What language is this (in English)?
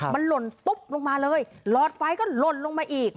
Thai